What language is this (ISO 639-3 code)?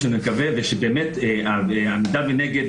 heb